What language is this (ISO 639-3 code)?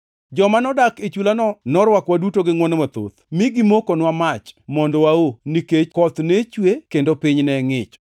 luo